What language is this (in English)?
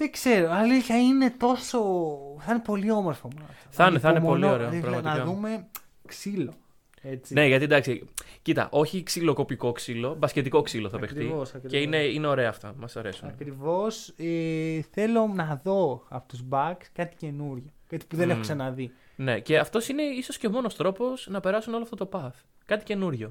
Greek